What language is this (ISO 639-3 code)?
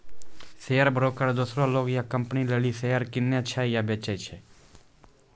mai